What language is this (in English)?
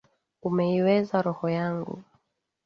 Swahili